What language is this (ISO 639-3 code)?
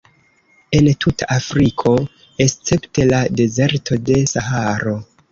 epo